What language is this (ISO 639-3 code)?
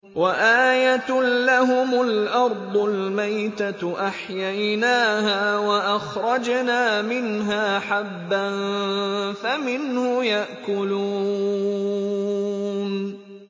ara